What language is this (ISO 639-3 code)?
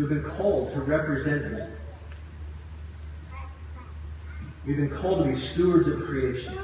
eng